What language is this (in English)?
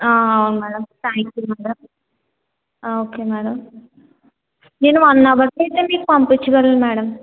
Telugu